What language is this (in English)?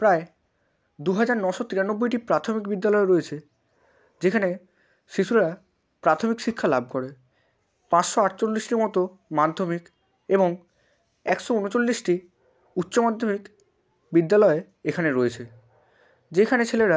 Bangla